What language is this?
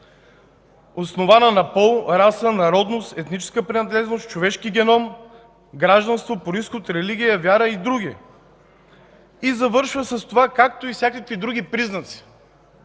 Bulgarian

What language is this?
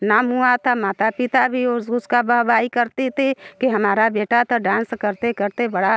Hindi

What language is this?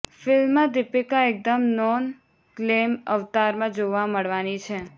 Gujarati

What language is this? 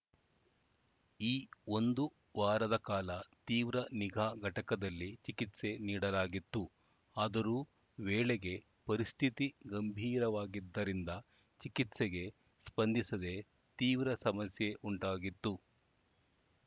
Kannada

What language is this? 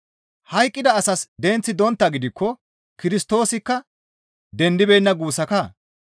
Gamo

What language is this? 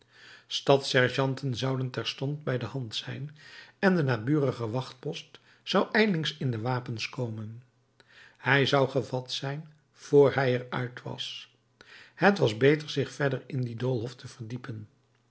Dutch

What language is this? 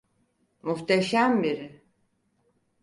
Turkish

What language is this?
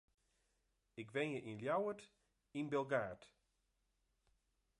Western Frisian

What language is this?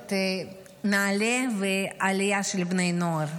Hebrew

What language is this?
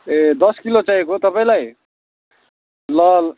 Nepali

